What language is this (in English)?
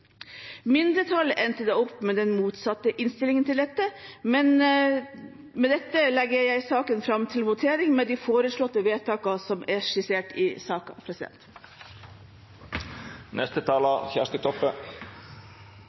Norwegian